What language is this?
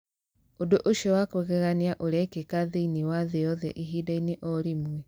Kikuyu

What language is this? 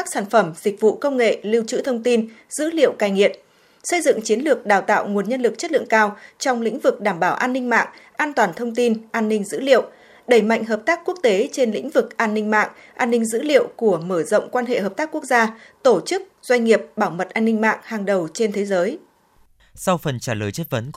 Vietnamese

